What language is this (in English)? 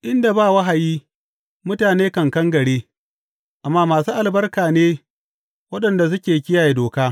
Hausa